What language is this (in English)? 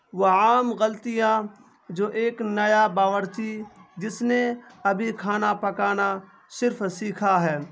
Urdu